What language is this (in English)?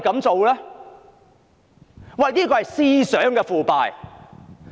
Cantonese